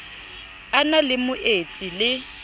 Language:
Southern Sotho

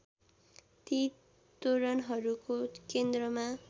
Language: Nepali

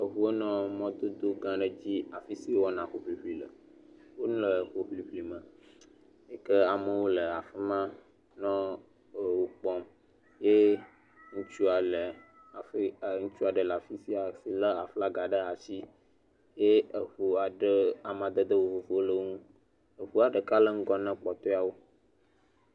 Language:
Ewe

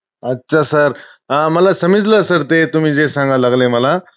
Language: Marathi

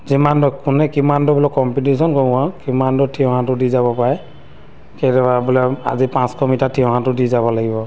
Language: Assamese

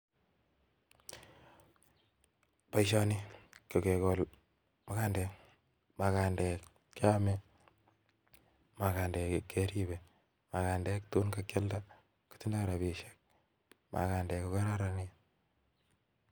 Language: Kalenjin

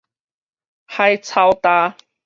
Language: Min Nan Chinese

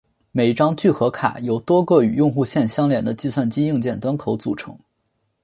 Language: Chinese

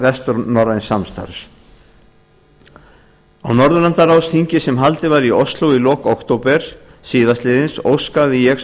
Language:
Icelandic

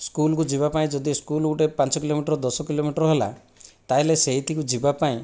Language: Odia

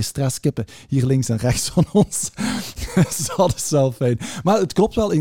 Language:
Dutch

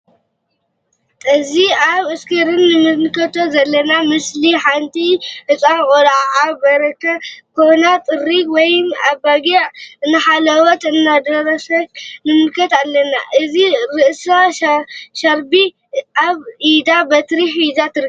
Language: Tigrinya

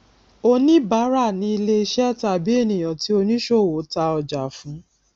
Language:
Yoruba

